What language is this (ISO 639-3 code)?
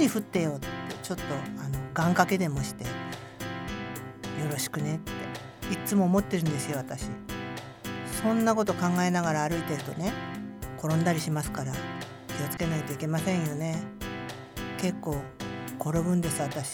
jpn